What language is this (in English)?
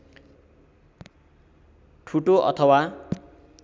Nepali